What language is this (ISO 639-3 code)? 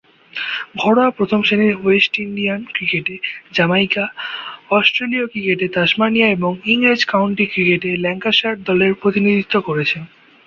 ben